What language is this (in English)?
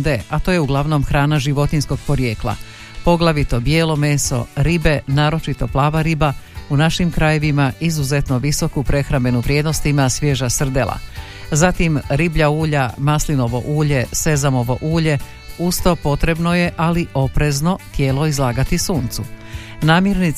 Croatian